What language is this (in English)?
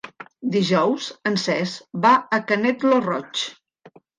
Catalan